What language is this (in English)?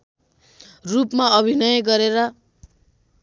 Nepali